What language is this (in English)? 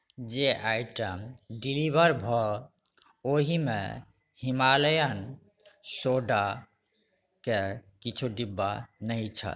Maithili